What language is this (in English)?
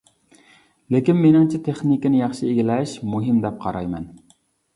Uyghur